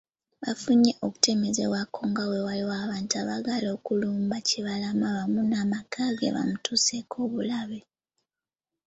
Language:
Ganda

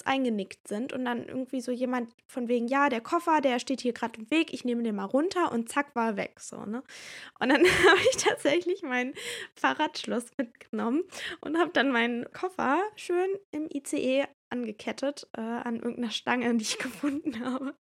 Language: German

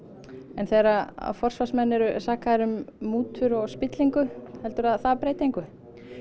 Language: Icelandic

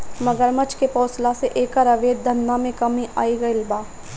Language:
Bhojpuri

